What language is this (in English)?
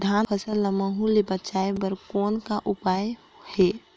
Chhattisgarhi